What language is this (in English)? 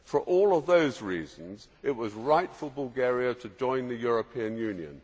English